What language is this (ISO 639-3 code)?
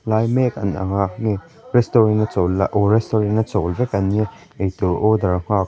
lus